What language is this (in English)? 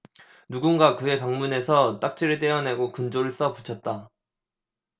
Korean